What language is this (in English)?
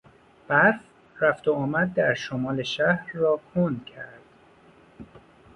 Persian